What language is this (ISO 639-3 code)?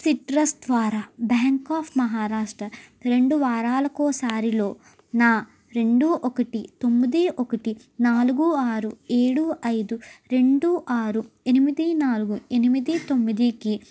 tel